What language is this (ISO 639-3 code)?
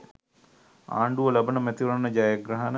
sin